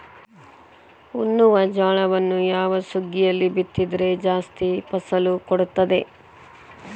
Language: Kannada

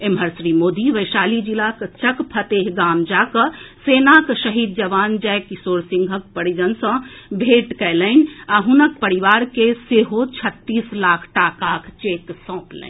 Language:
Maithili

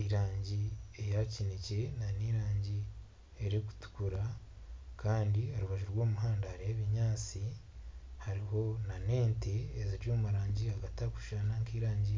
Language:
Nyankole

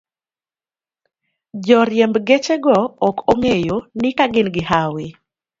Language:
Luo (Kenya and Tanzania)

